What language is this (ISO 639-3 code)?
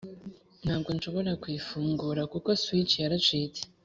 kin